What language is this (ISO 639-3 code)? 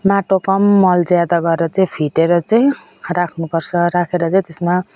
nep